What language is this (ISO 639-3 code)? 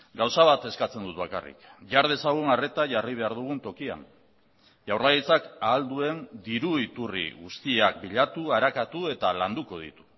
eus